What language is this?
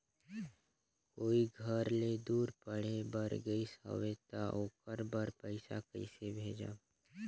Chhattisgarhi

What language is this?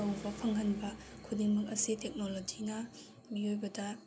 Manipuri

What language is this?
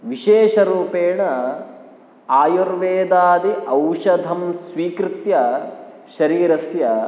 Sanskrit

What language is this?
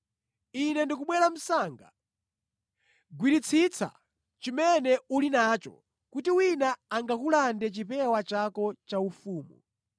Nyanja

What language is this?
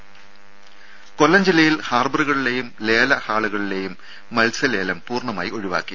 Malayalam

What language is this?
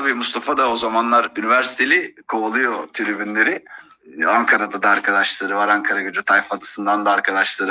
Turkish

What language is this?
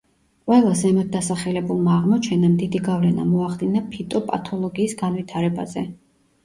Georgian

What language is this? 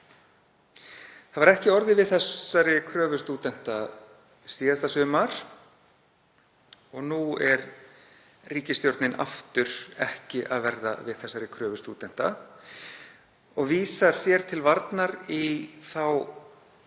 Icelandic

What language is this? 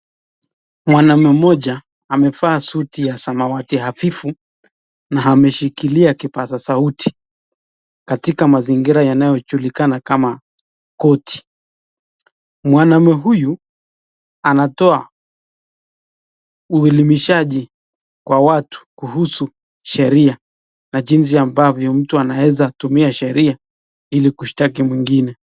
Swahili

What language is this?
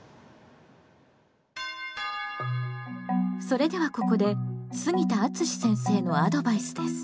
Japanese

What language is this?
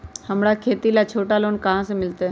Magahi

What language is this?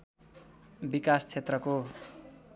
Nepali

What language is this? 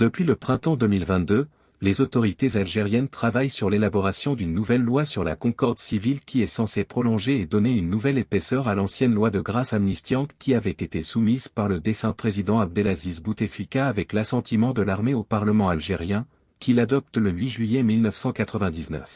French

